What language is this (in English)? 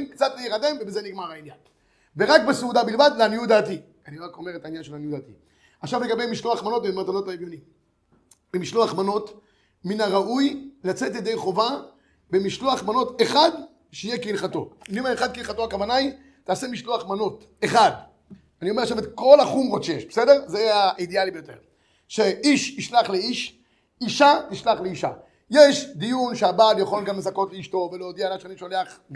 Hebrew